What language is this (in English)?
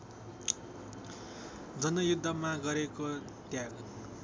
Nepali